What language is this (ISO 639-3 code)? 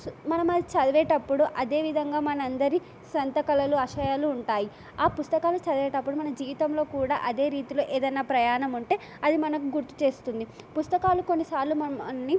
tel